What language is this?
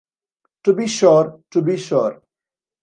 English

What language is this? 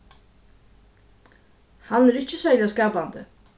Faroese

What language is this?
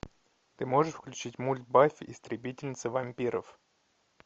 Russian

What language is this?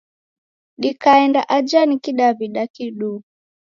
Taita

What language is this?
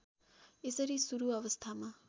Nepali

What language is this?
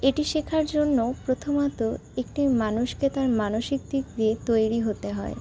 Bangla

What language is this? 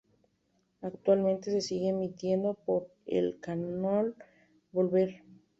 Spanish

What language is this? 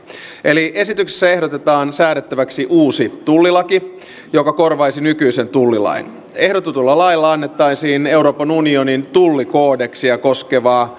Finnish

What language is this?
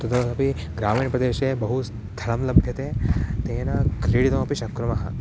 Sanskrit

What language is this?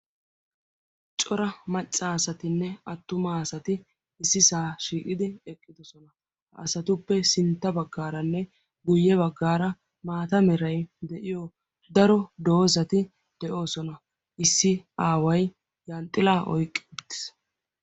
Wolaytta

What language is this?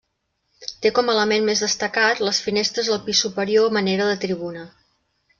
Catalan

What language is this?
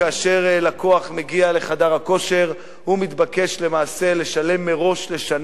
Hebrew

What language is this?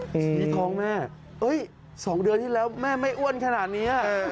Thai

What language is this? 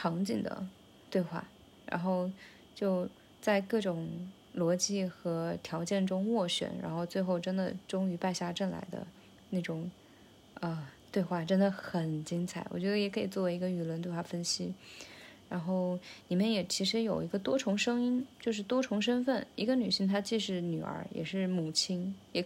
Chinese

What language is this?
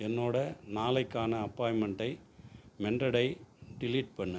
Tamil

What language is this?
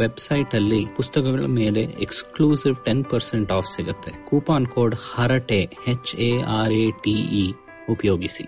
Kannada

